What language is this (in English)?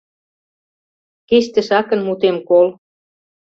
Mari